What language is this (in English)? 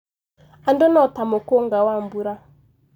Kikuyu